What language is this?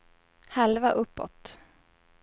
Swedish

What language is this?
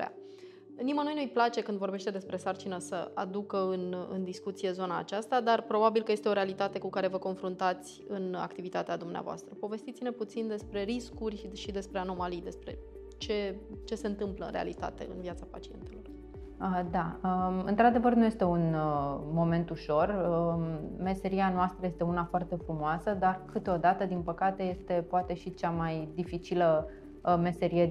Romanian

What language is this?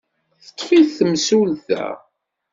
Kabyle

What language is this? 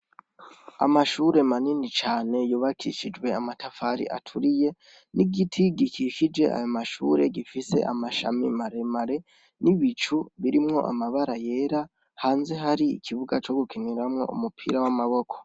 Rundi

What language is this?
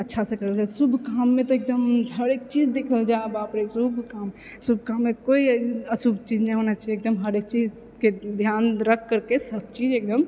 Maithili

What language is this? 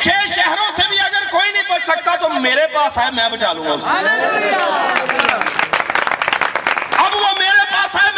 Urdu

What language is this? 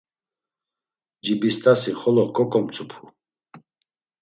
Laz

